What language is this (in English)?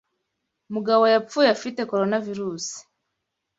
Kinyarwanda